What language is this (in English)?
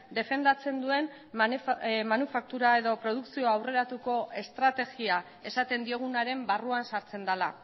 Basque